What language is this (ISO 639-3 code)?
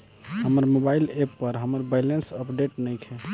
bho